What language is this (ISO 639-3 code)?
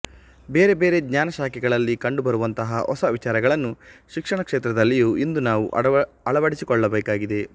kan